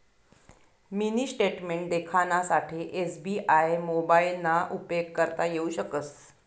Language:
Marathi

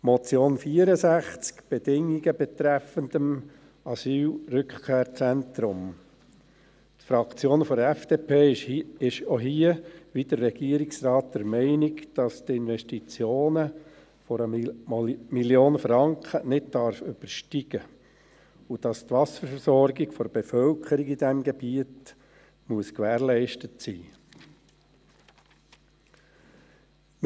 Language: Swiss German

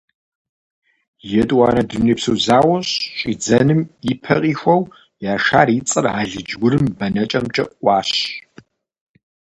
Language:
Kabardian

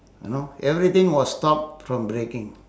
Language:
English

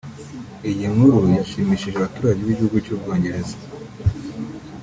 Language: Kinyarwanda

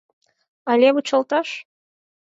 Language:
Mari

